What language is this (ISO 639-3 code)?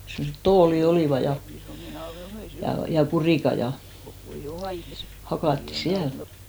fin